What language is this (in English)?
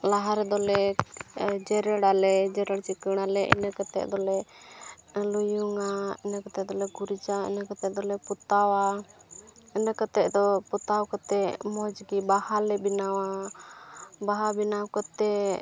Santali